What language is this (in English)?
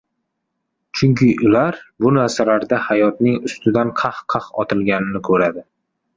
Uzbek